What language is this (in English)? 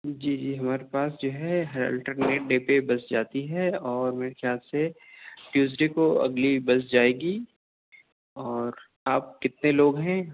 Urdu